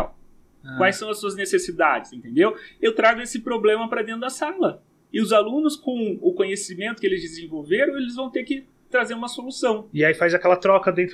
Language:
Portuguese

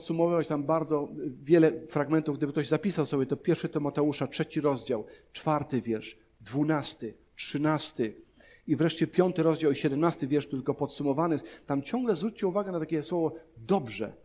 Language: Polish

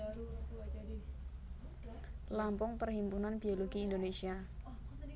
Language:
Javanese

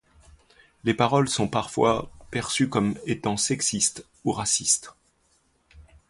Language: French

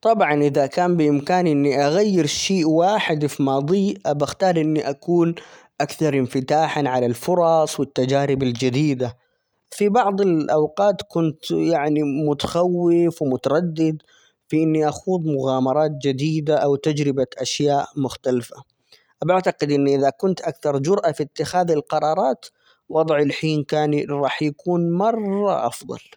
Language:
Omani Arabic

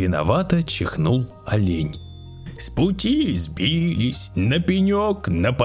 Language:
Russian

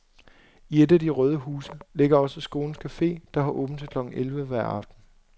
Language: Danish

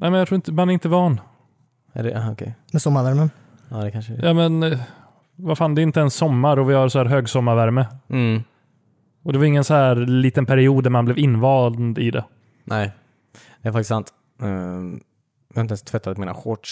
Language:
Swedish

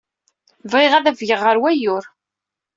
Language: Kabyle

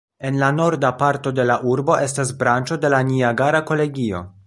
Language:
Esperanto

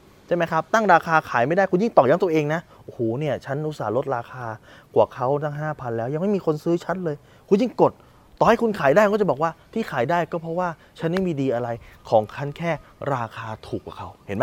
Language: Thai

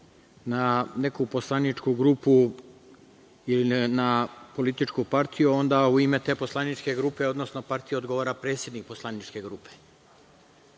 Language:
Serbian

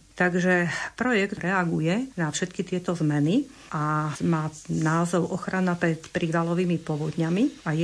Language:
Slovak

